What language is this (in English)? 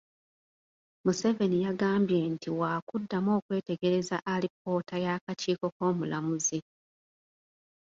Ganda